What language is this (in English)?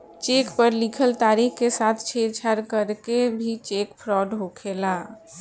Bhojpuri